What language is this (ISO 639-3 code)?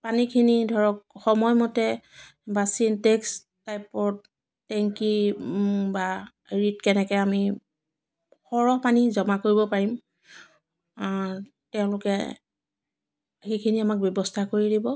asm